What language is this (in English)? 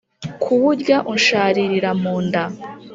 Kinyarwanda